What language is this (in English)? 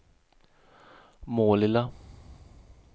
Swedish